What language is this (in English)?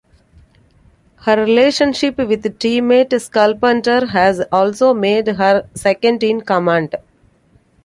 English